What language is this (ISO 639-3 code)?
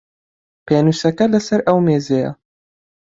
ckb